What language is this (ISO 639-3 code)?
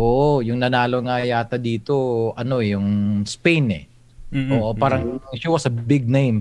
fil